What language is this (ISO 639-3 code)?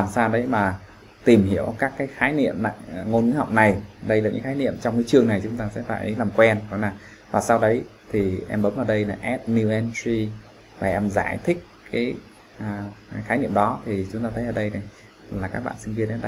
vie